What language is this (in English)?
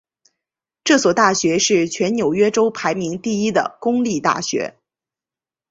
Chinese